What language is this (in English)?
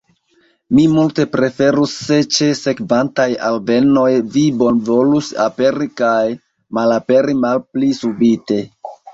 Esperanto